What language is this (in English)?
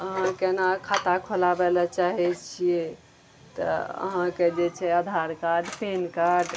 Maithili